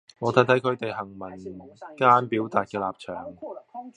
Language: Cantonese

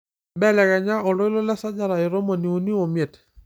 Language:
Masai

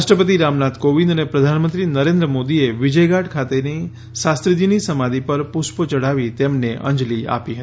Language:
Gujarati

